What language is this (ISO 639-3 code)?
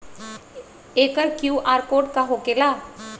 mag